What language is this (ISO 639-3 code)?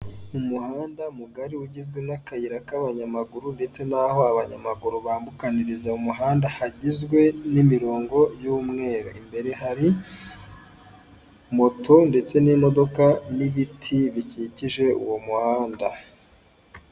kin